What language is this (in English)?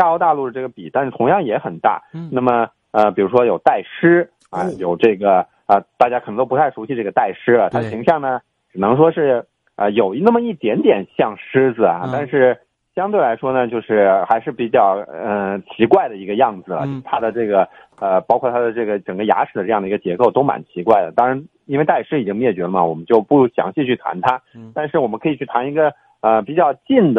Chinese